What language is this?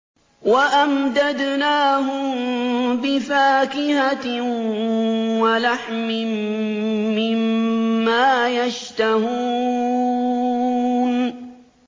Arabic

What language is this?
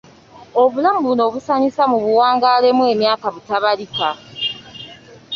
Ganda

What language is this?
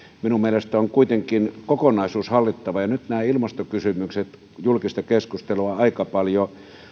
Finnish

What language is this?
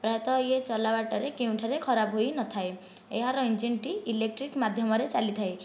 Odia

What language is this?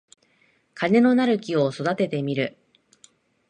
Japanese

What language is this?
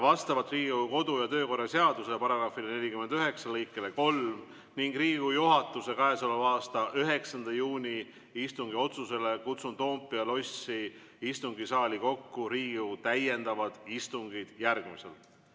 Estonian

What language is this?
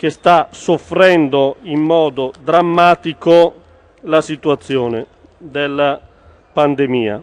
Italian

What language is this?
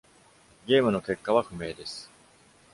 Japanese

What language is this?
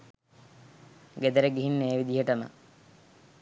Sinhala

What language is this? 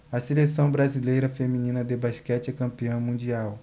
Portuguese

